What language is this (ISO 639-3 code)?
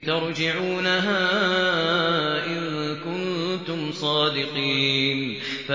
ara